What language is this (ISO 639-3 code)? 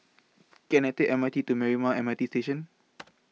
eng